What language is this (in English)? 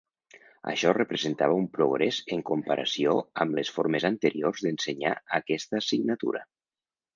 Catalan